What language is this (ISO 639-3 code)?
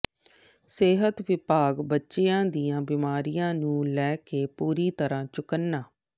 pan